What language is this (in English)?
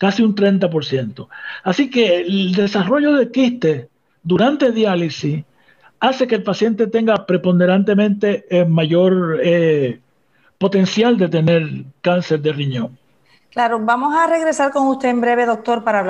Spanish